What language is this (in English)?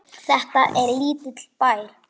Icelandic